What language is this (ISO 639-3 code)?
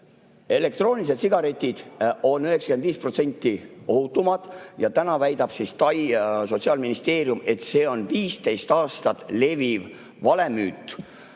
est